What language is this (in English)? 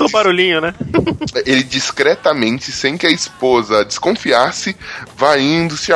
Portuguese